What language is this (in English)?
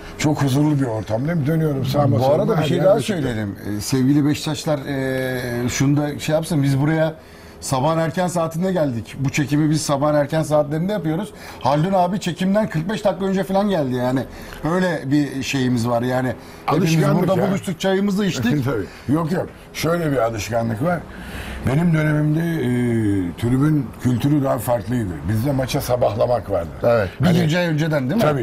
Turkish